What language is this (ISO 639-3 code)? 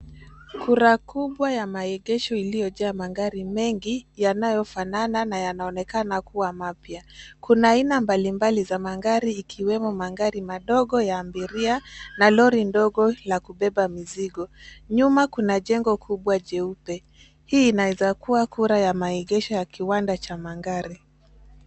swa